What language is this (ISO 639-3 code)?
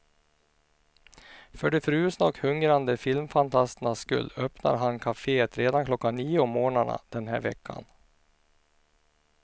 swe